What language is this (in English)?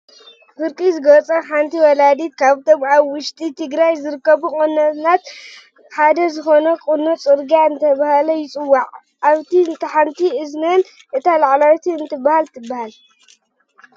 Tigrinya